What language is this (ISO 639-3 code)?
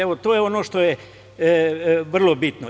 srp